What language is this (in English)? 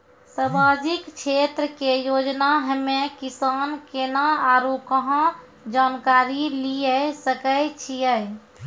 Maithili